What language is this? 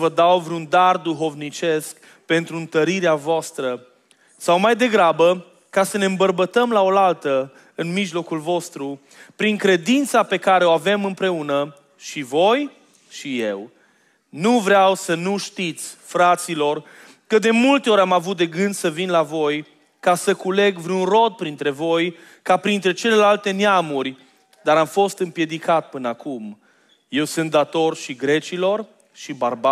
Romanian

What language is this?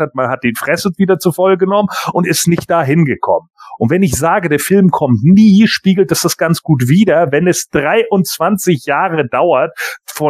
German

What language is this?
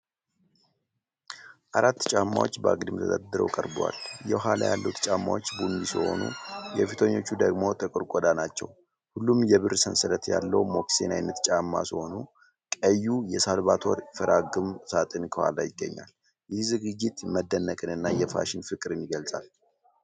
Amharic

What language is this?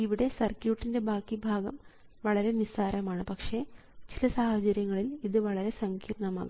Malayalam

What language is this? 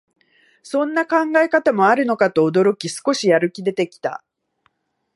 Japanese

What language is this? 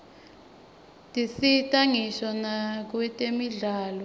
Swati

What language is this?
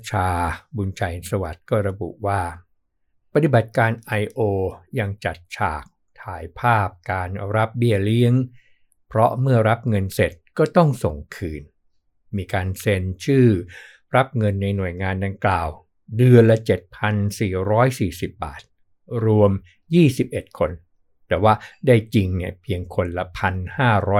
Thai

